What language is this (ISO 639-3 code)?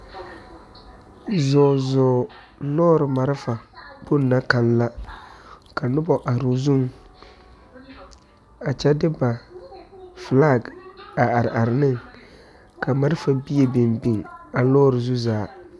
dga